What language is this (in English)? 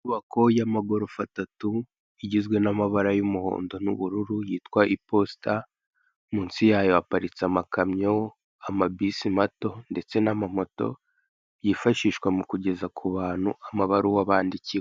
Kinyarwanda